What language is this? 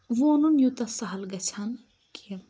Kashmiri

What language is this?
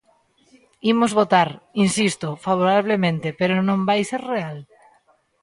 Galician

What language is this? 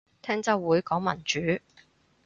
Cantonese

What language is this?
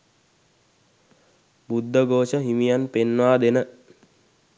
Sinhala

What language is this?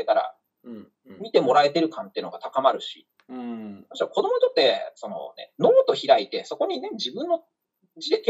Japanese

